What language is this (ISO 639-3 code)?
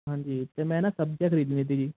pan